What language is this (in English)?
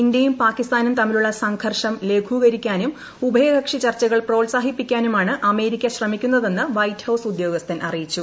Malayalam